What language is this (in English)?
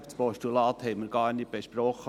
Swiss German